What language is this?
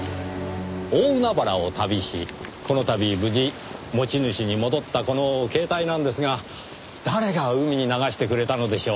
Japanese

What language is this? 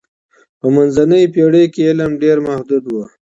Pashto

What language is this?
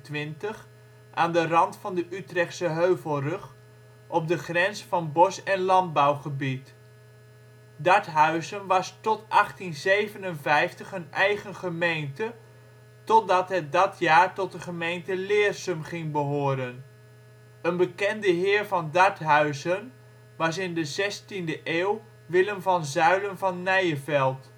Dutch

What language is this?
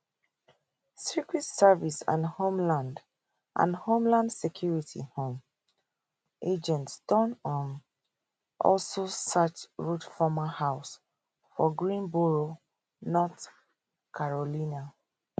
Nigerian Pidgin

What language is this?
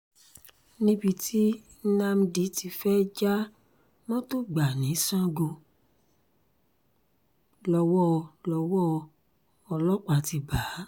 Yoruba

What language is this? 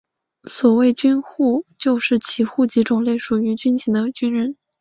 Chinese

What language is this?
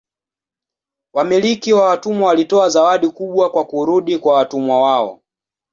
Swahili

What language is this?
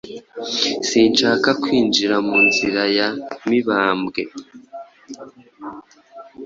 Kinyarwanda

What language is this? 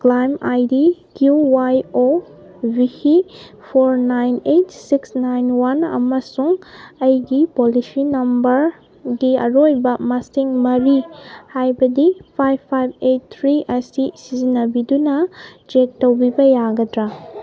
Manipuri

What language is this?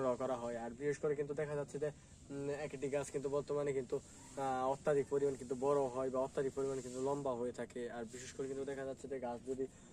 Bangla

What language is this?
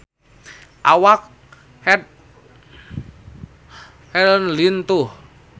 Sundanese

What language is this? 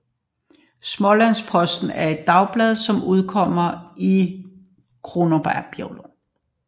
Danish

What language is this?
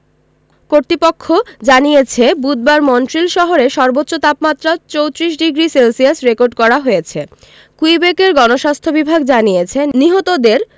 Bangla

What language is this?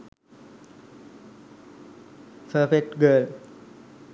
Sinhala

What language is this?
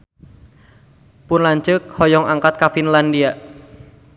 Sundanese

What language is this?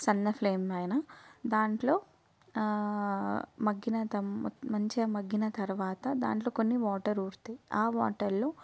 Telugu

